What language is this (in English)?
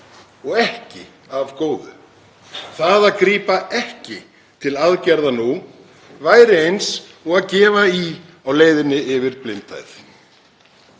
Icelandic